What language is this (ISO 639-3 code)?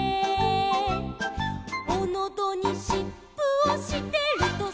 jpn